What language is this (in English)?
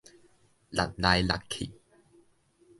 Min Nan Chinese